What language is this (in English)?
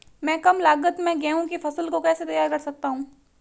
Hindi